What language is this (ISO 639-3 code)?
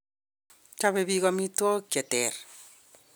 kln